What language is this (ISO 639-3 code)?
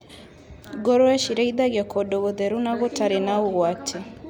kik